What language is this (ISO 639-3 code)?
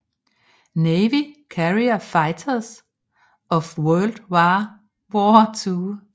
dan